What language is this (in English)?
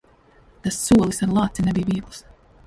Latvian